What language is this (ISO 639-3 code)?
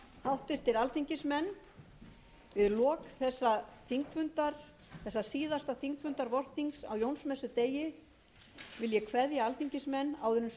isl